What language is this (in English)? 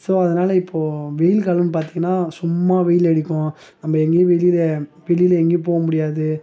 Tamil